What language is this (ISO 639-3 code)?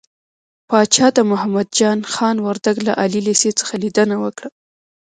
pus